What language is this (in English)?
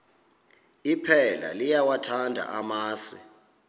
Xhosa